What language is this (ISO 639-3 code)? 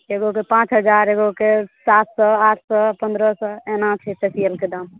mai